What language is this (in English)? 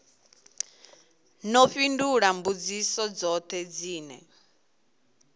Venda